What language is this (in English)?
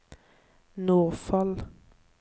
Norwegian